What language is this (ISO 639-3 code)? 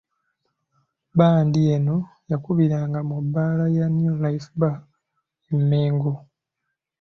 lug